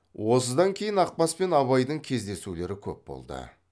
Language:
Kazakh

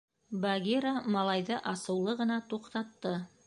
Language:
Bashkir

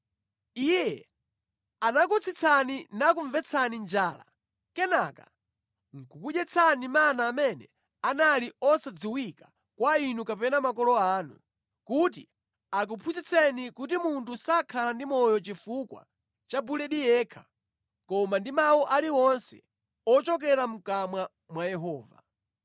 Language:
Nyanja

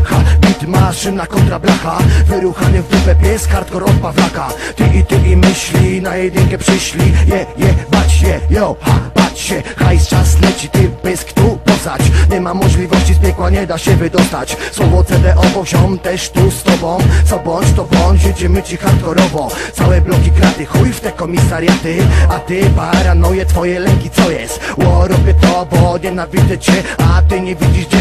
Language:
Polish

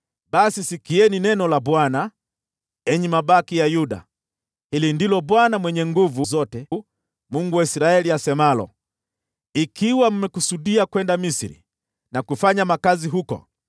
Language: Swahili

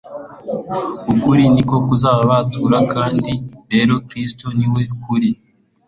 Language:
Kinyarwanda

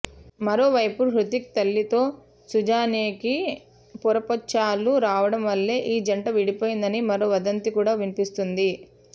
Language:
Telugu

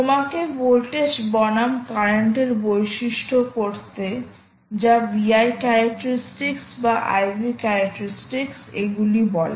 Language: Bangla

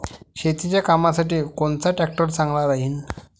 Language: Marathi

